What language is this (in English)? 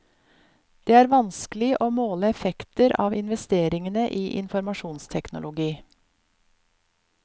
Norwegian